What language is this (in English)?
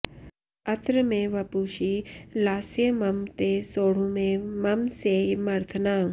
Sanskrit